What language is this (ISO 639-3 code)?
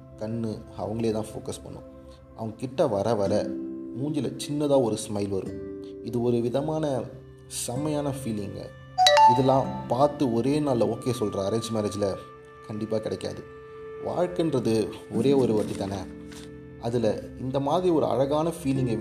tam